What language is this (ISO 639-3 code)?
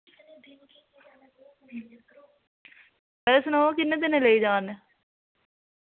doi